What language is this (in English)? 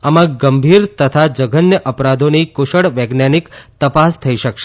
Gujarati